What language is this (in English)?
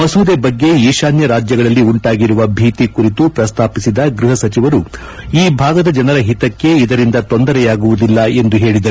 Kannada